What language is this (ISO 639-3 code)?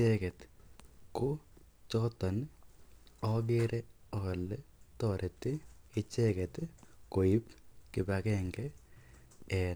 kln